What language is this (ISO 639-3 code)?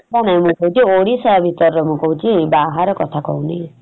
ori